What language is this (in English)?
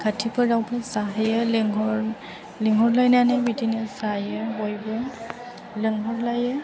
Bodo